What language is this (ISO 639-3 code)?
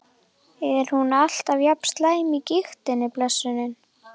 isl